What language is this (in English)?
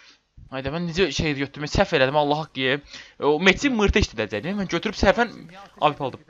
Turkish